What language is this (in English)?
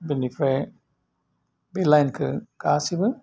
Bodo